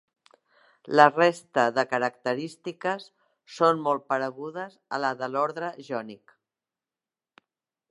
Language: Catalan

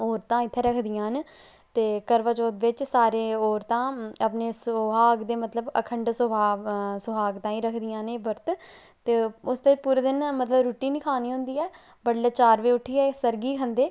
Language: Dogri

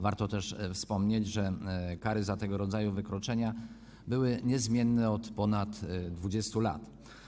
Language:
Polish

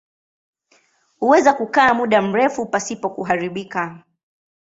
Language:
Swahili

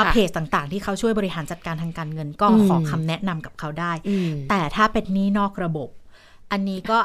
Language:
Thai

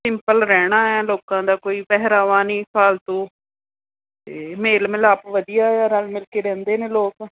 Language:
Punjabi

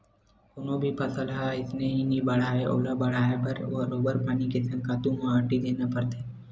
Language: Chhattisgarhi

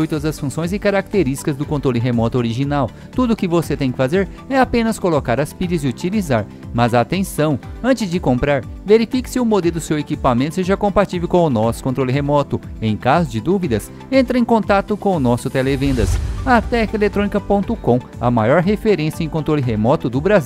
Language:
Portuguese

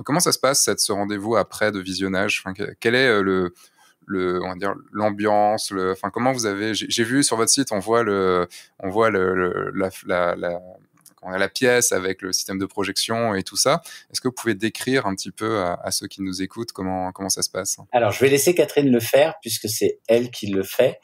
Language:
French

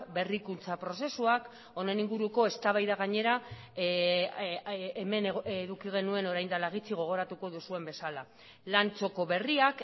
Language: Basque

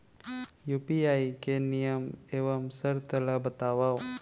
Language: Chhattisgarhi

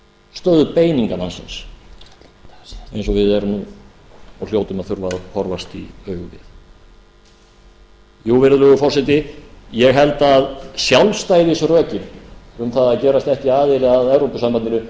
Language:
Icelandic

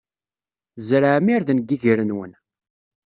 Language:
Kabyle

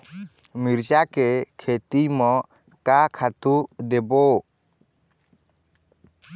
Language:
Chhattisgarhi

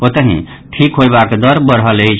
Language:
Maithili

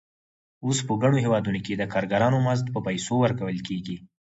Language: Pashto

